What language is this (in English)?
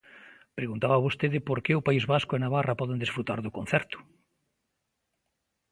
Galician